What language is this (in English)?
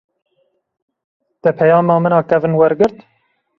Kurdish